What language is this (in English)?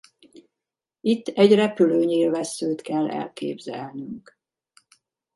Hungarian